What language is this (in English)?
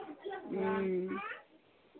Maithili